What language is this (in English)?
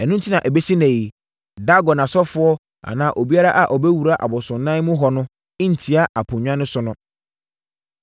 Akan